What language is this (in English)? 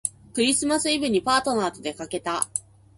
Japanese